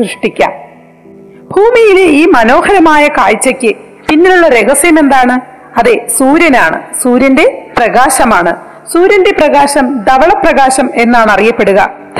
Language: Malayalam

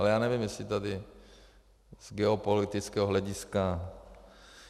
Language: Czech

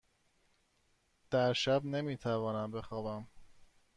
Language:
Persian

